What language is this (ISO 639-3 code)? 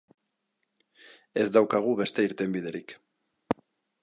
eus